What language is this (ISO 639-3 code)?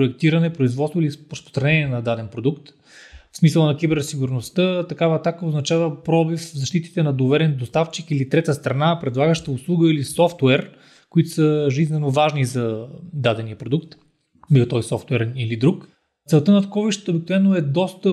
bul